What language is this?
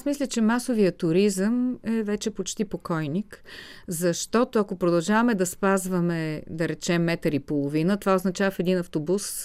Bulgarian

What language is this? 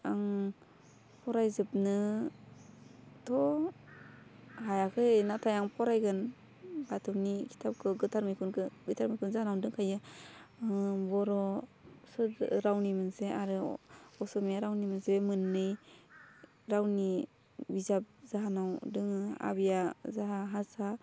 Bodo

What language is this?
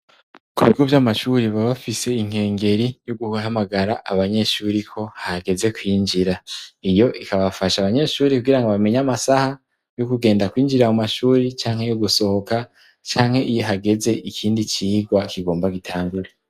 Rundi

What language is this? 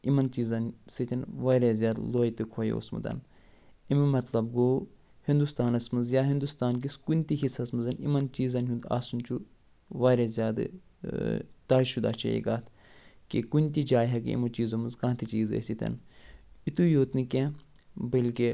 Kashmiri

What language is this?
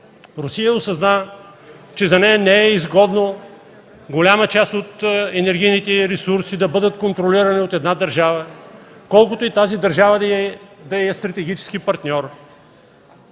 Bulgarian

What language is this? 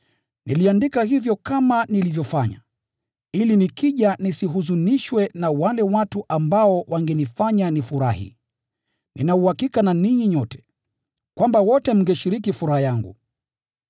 Swahili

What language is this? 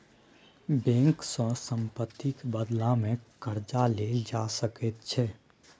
Maithili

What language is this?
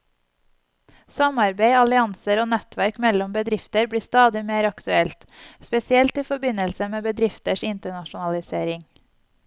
Norwegian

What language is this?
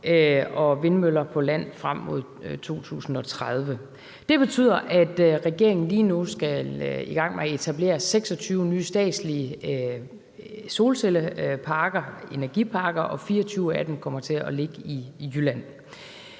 Danish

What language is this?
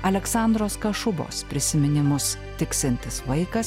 Lithuanian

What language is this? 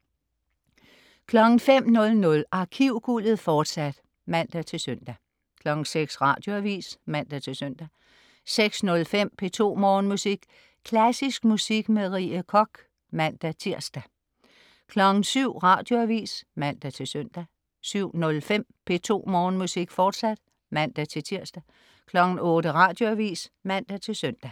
Danish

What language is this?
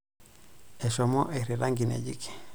Masai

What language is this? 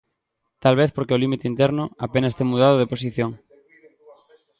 Galician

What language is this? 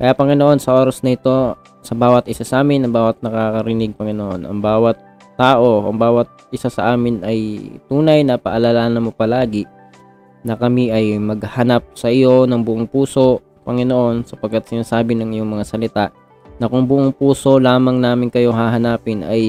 Filipino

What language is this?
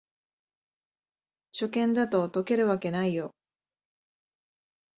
Japanese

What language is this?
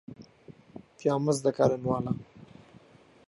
Central Kurdish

